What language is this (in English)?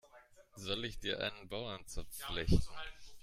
German